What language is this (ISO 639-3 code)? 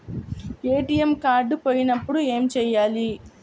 tel